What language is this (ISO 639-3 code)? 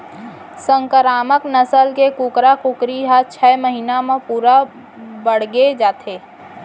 hne